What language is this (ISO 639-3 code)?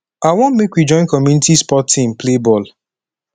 pcm